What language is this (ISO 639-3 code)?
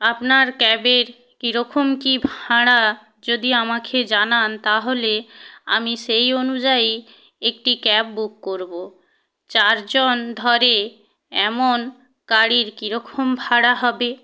ben